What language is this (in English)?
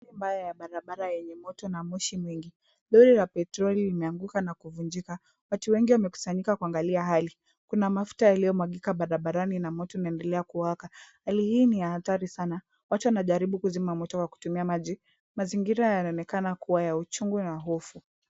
Swahili